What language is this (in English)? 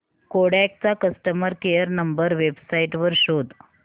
Marathi